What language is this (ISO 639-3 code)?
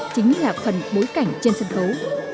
vie